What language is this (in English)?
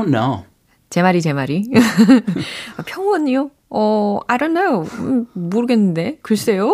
Korean